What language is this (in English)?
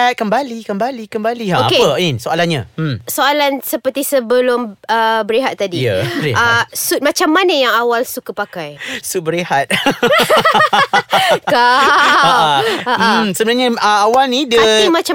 Malay